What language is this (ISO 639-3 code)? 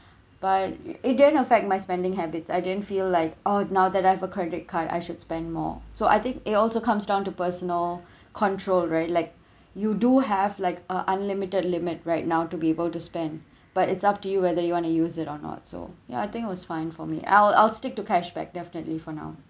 eng